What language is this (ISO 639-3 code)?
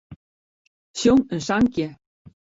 fry